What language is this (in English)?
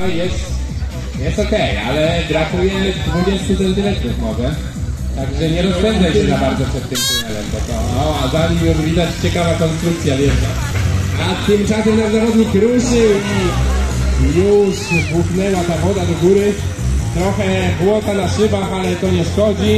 Polish